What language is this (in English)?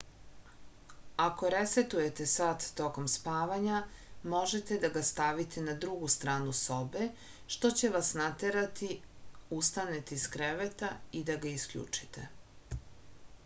Serbian